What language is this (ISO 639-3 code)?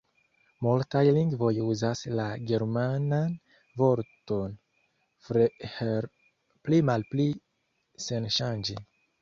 epo